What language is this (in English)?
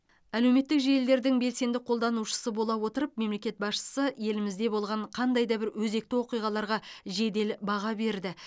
Kazakh